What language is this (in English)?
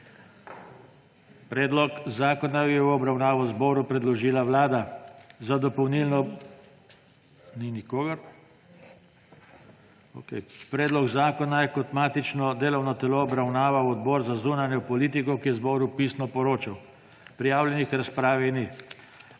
Slovenian